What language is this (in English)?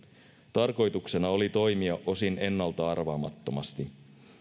Finnish